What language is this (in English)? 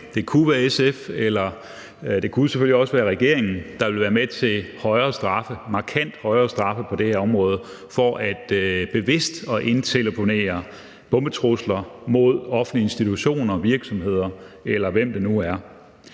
Danish